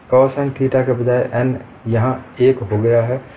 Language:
Hindi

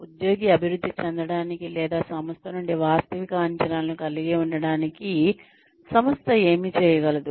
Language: Telugu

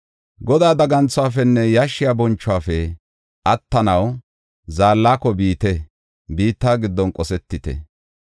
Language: Gofa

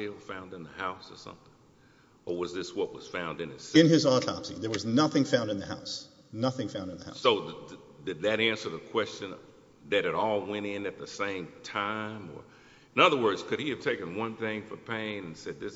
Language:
English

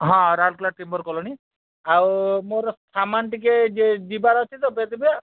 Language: Odia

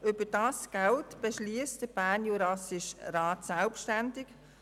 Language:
Swiss German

